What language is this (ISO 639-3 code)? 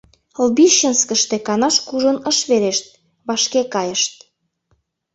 chm